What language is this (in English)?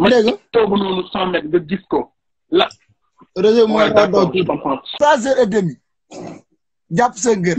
Romanian